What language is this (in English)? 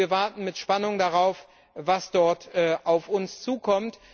German